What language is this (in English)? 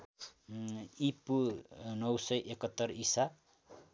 Nepali